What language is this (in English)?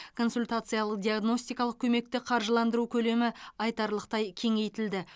Kazakh